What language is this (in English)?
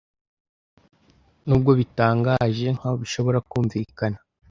Kinyarwanda